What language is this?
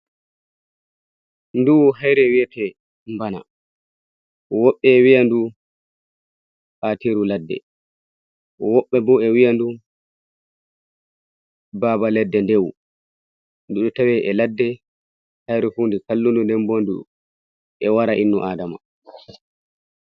Fula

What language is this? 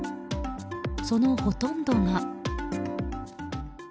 Japanese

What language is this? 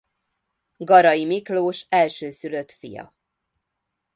Hungarian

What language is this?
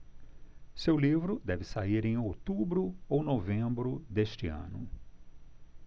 Portuguese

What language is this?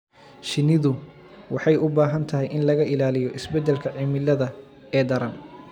Somali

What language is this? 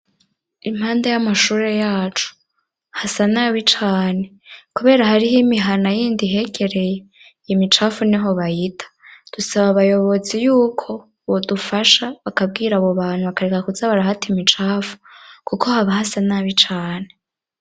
Rundi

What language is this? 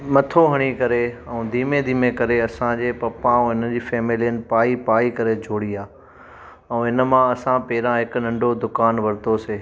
Sindhi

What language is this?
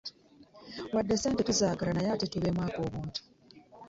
Ganda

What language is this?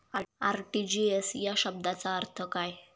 Marathi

